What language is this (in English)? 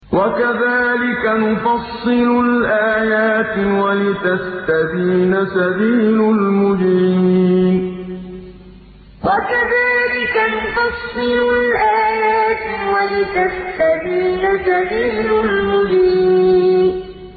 Arabic